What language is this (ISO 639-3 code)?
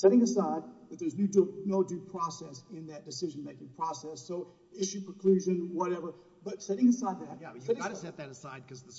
eng